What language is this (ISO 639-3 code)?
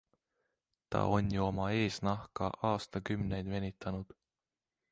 est